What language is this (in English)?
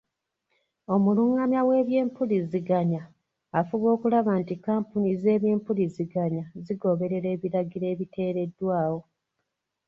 Ganda